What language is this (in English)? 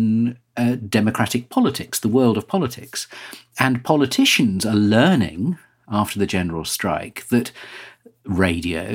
English